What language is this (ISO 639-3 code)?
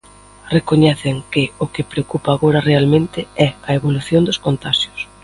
glg